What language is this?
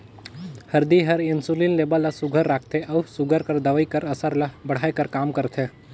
Chhattisgarhi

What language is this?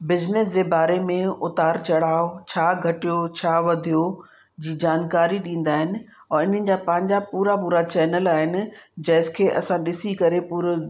Sindhi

